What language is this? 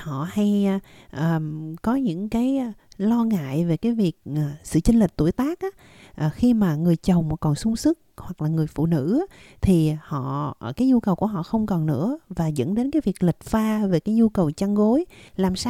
Vietnamese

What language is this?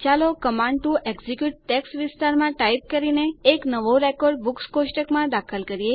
Gujarati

